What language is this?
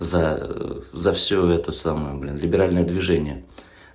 Russian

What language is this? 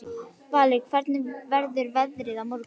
Icelandic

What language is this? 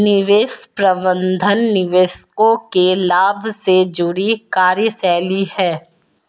Hindi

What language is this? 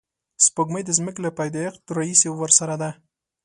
Pashto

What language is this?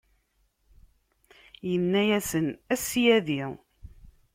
Kabyle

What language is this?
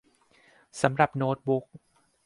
Thai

